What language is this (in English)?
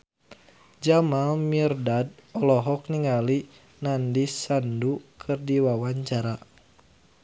Sundanese